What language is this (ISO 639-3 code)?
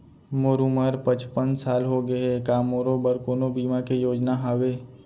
hne